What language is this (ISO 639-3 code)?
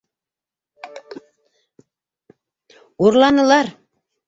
bak